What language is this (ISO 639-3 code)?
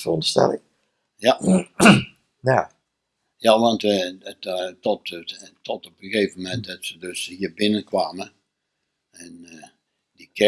nld